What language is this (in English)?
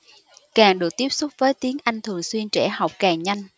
Vietnamese